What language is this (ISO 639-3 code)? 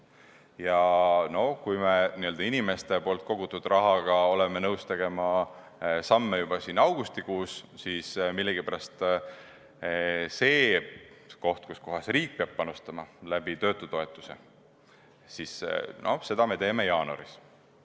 est